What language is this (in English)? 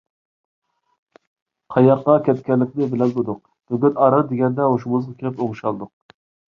Uyghur